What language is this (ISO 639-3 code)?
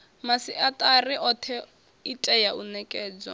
ven